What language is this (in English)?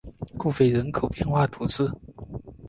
Chinese